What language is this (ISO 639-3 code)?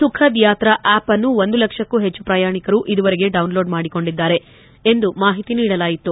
kan